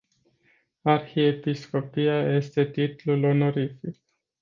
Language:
Romanian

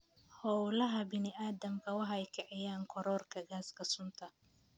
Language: Somali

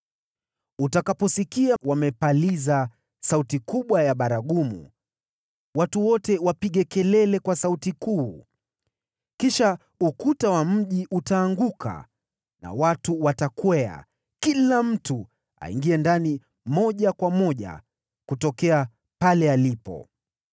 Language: Swahili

